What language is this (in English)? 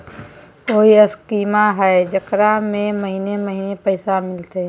Magahi